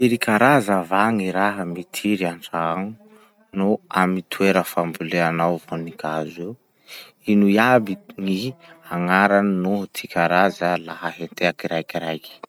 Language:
Masikoro Malagasy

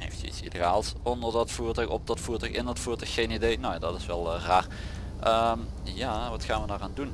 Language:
Dutch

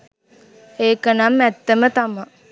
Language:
Sinhala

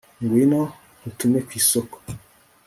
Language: Kinyarwanda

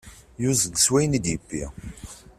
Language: Kabyle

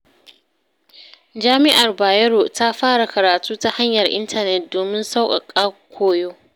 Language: Hausa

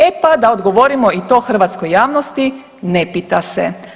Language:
Croatian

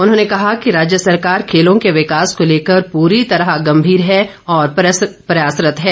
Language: Hindi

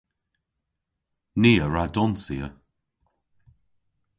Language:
Cornish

